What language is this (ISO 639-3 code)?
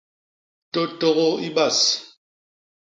bas